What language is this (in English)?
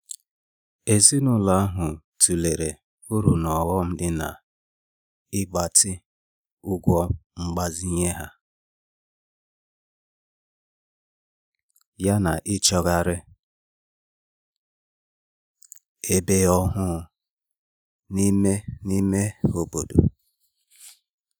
Igbo